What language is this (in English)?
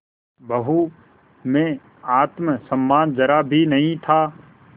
Hindi